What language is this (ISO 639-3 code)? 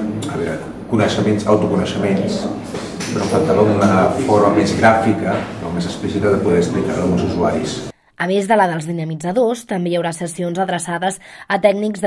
cat